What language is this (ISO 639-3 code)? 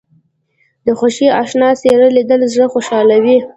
pus